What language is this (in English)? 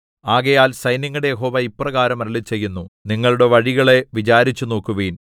Malayalam